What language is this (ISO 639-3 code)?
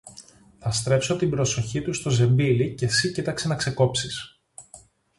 ell